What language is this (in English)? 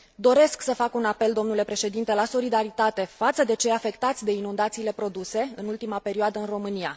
Romanian